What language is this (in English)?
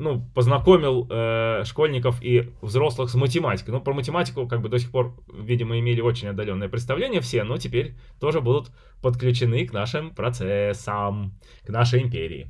Russian